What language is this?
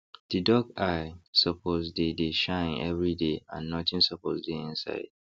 Nigerian Pidgin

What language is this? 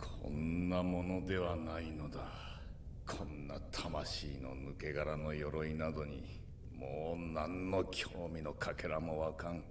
Japanese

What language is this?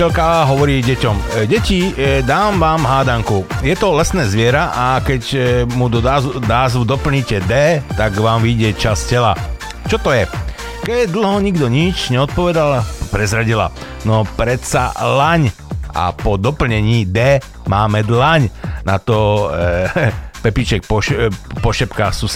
Slovak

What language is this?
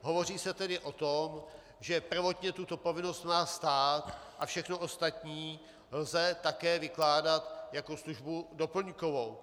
Czech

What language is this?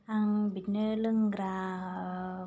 Bodo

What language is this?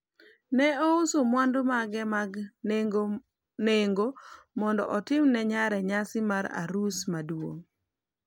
Luo (Kenya and Tanzania)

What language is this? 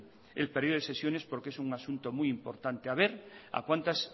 Spanish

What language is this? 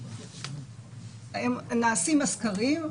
Hebrew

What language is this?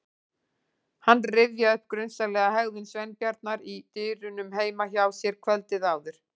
Icelandic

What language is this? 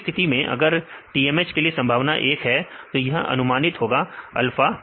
Hindi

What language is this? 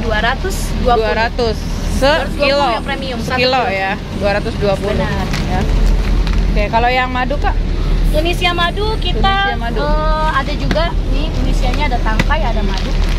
Indonesian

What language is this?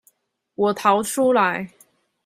Chinese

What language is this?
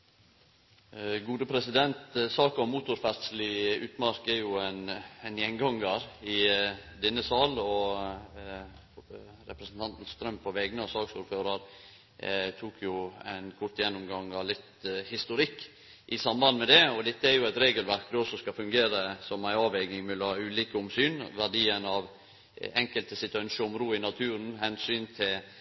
Norwegian Nynorsk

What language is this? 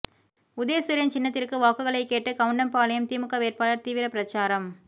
Tamil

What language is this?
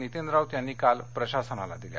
Marathi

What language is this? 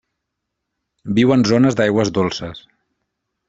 Catalan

